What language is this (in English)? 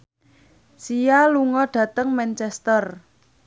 Javanese